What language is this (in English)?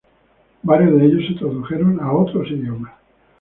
Spanish